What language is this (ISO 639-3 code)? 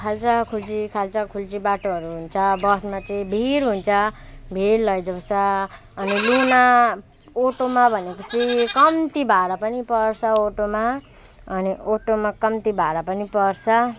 nep